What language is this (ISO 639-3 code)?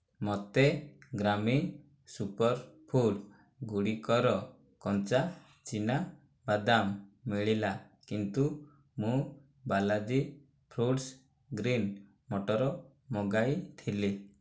ori